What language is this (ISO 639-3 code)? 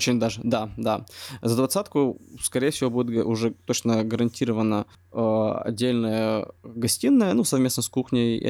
rus